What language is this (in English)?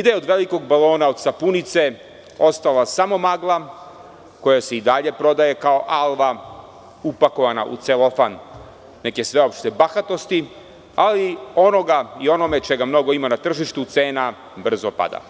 Serbian